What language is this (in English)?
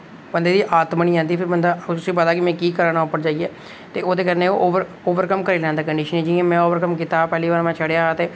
Dogri